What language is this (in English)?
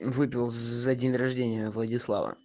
Russian